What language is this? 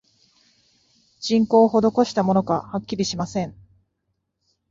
Japanese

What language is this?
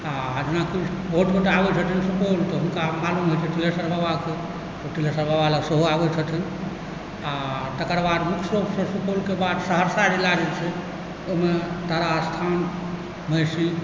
Maithili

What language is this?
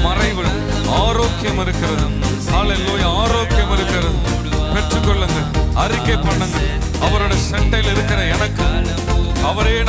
Romanian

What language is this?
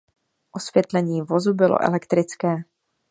Czech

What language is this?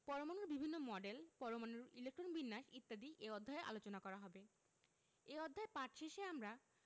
Bangla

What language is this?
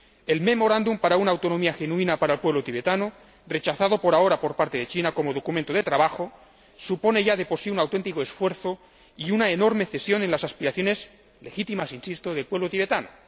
Spanish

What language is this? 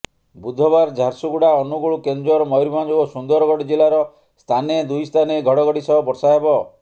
Odia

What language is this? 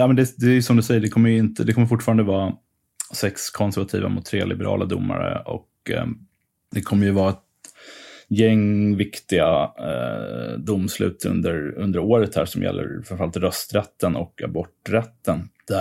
Swedish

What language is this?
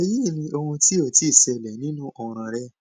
Yoruba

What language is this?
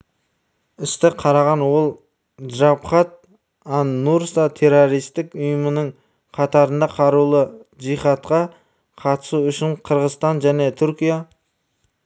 Kazakh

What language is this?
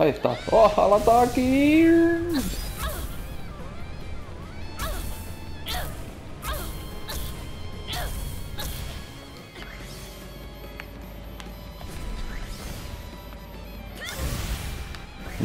Spanish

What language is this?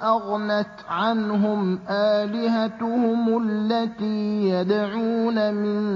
Arabic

